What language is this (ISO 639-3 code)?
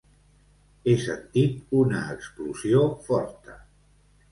cat